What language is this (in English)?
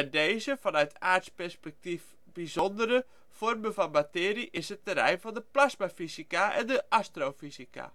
Dutch